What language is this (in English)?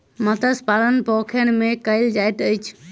Maithili